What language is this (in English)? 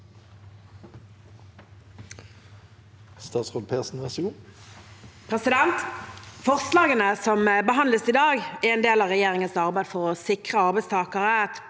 Norwegian